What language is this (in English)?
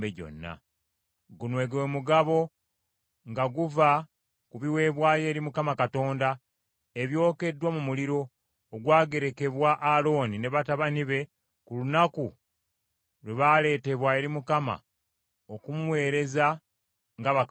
Ganda